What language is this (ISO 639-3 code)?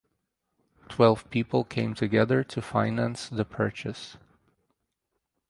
eng